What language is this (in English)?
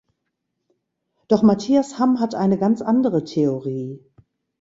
German